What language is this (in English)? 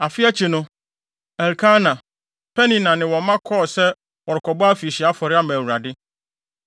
Akan